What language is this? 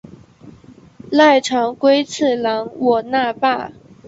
Chinese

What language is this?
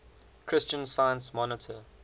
English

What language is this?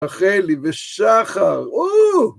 Hebrew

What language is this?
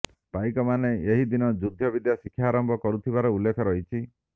Odia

